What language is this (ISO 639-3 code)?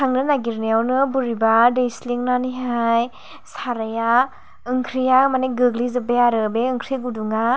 brx